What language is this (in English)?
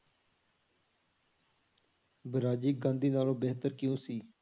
Punjabi